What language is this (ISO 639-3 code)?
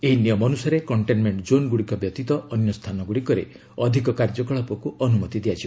ori